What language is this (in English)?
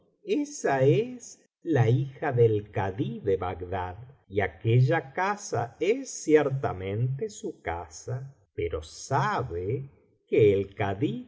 Spanish